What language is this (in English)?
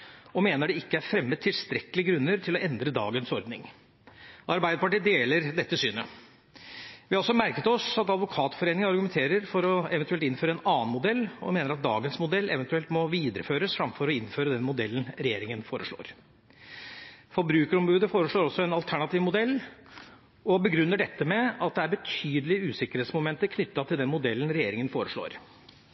Norwegian Bokmål